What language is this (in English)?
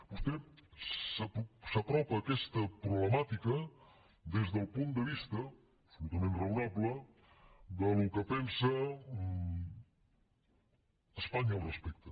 Catalan